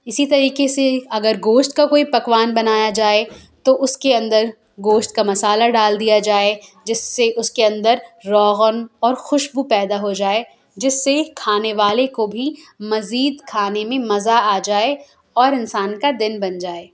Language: Urdu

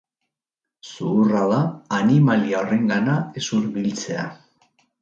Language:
Basque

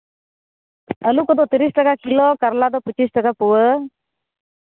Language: Santali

